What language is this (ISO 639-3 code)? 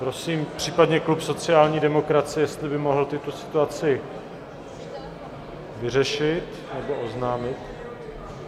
ces